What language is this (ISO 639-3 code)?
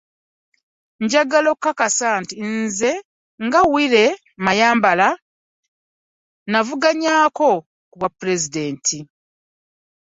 lug